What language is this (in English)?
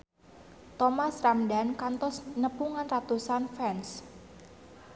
Sundanese